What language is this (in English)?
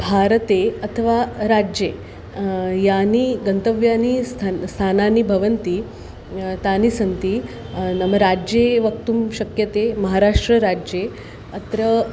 Sanskrit